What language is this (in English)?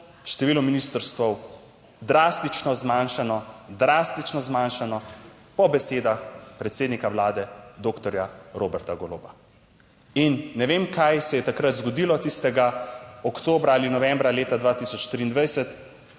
Slovenian